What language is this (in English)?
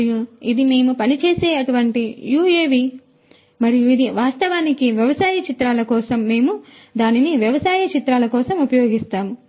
Telugu